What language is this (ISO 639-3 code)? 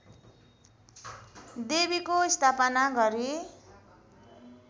nep